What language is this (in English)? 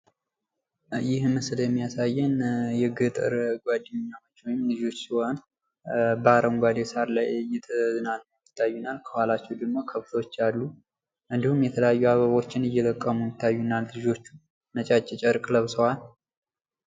Amharic